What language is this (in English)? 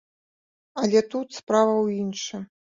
Belarusian